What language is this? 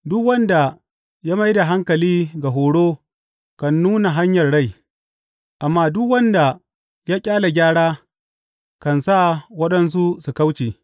Hausa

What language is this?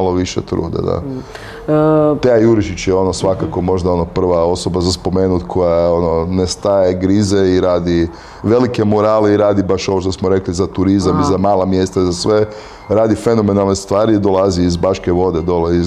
Croatian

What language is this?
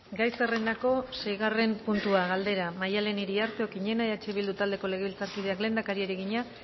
Basque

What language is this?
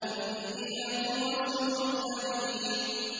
Arabic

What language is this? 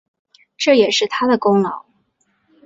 Chinese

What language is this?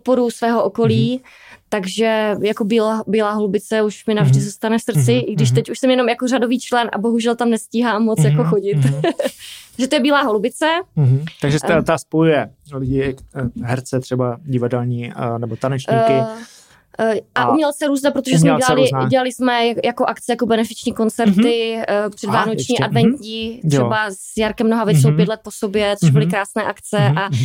Czech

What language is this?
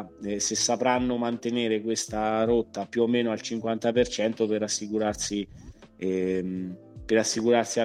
Italian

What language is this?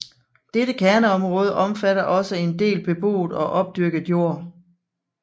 Danish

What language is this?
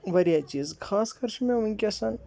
Kashmiri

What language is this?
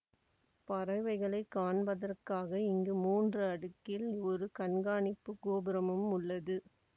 Tamil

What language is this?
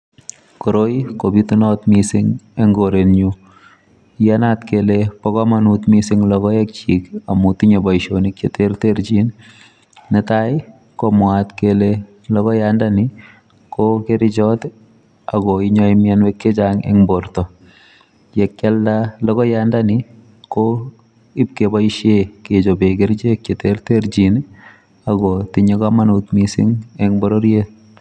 Kalenjin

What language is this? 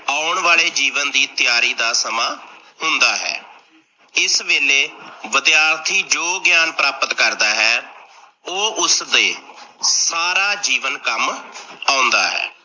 Punjabi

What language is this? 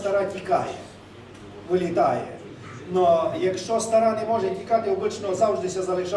Ukrainian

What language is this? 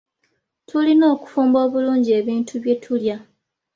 Ganda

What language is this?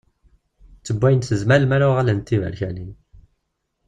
Kabyle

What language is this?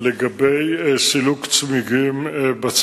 Hebrew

